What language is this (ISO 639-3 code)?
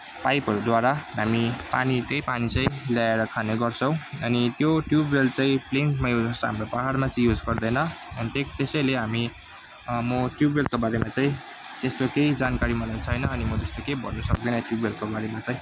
nep